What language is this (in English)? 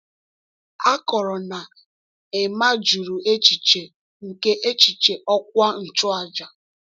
Igbo